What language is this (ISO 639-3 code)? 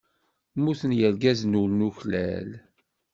kab